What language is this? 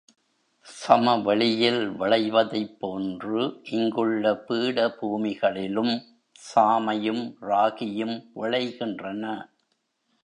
Tamil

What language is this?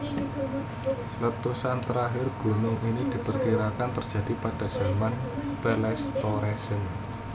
Javanese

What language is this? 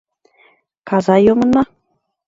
Mari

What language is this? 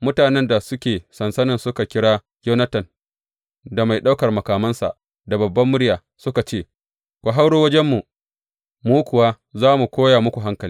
Hausa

